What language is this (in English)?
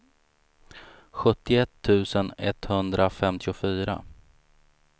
Swedish